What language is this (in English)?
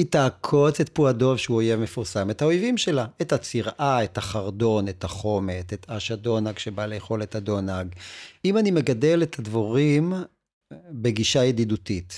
Hebrew